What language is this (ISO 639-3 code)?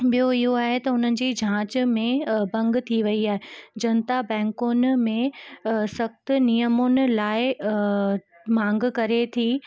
snd